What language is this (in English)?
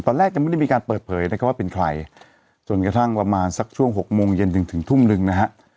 Thai